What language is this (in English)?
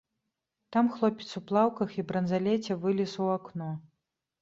Belarusian